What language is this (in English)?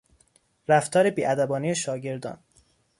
Persian